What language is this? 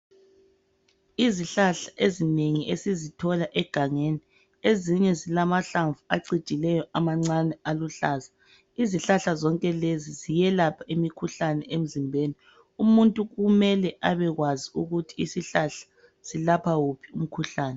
North Ndebele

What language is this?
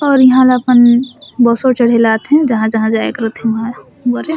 Surgujia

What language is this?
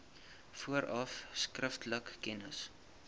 Afrikaans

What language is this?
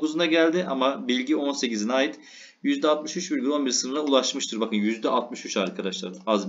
Turkish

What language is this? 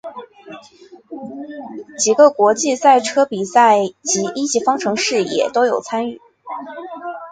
Chinese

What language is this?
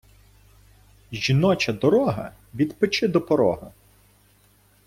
Ukrainian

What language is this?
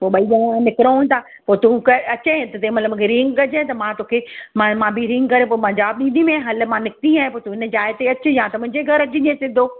Sindhi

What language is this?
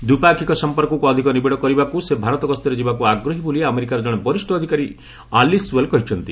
Odia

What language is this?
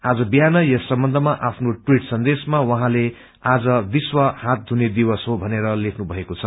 Nepali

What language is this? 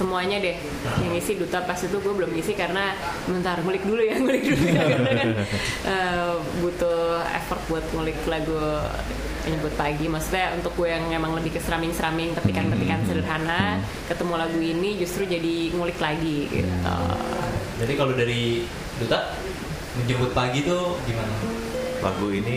Indonesian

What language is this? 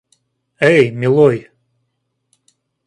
Russian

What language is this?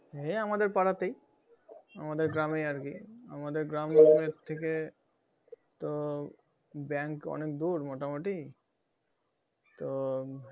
Bangla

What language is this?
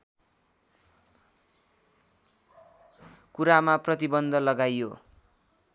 Nepali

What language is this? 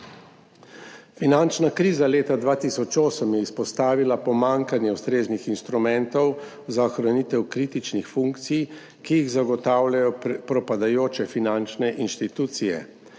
Slovenian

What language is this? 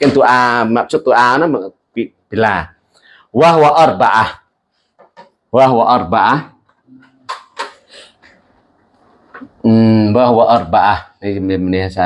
Indonesian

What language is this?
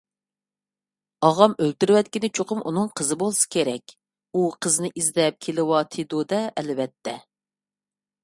Uyghur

